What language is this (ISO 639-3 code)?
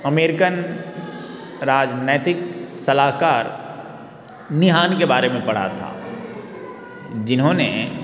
hin